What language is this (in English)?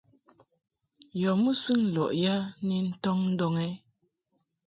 Mungaka